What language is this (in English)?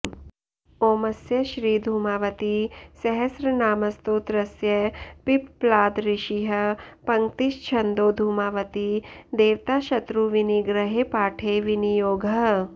Sanskrit